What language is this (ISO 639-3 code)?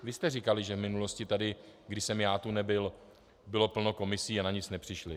ces